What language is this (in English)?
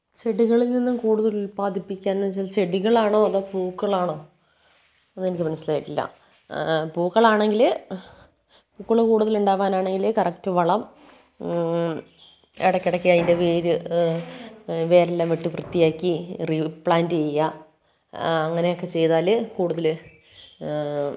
Malayalam